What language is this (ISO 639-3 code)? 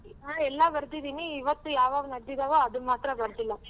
kan